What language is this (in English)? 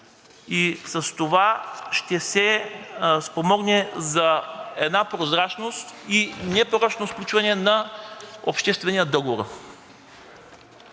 Bulgarian